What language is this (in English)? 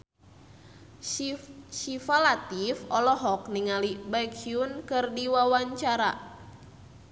Sundanese